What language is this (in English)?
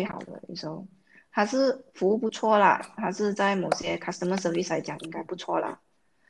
Chinese